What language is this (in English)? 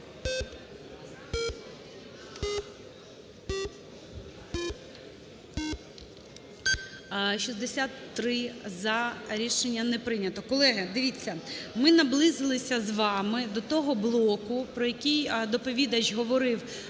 Ukrainian